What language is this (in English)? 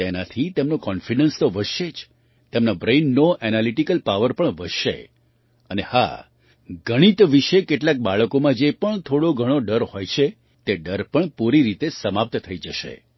Gujarati